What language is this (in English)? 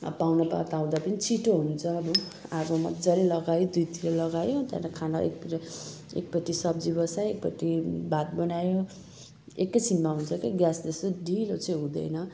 Nepali